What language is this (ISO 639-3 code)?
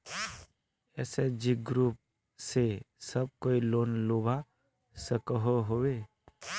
mag